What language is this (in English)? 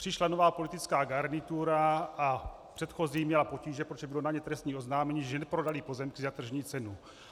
Czech